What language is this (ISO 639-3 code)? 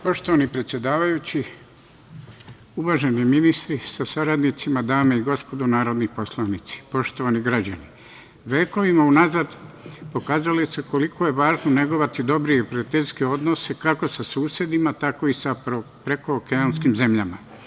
srp